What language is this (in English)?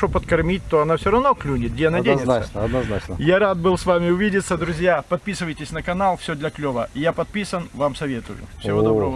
Russian